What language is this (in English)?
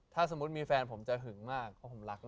Thai